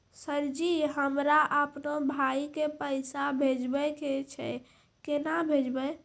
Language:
Maithili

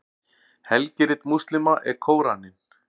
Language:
Icelandic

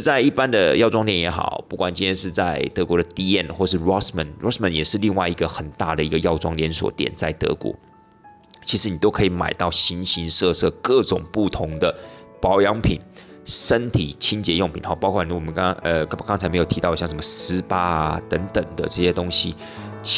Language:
Chinese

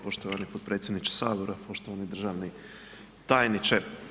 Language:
Croatian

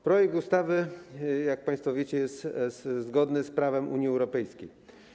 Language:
Polish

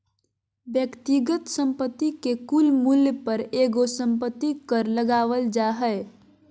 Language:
Magahi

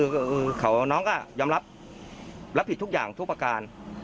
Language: Thai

